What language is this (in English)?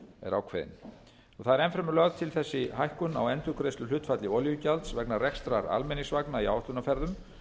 Icelandic